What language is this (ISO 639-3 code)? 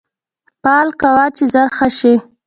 pus